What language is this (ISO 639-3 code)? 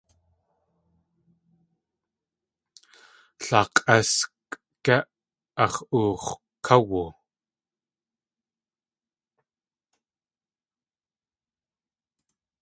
tli